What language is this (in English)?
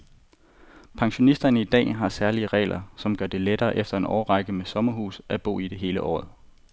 Danish